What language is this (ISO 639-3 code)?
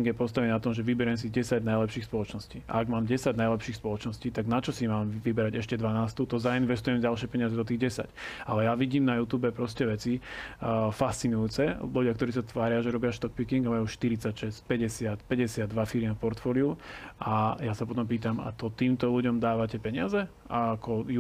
slk